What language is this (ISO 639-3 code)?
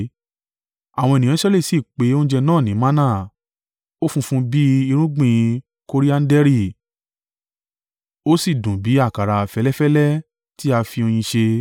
yor